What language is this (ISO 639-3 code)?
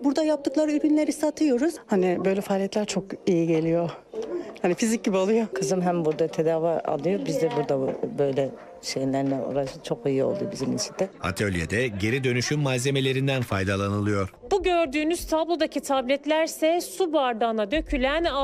tur